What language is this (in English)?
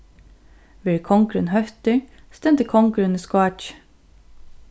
Faroese